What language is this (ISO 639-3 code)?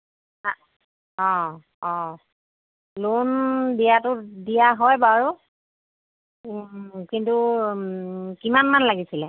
asm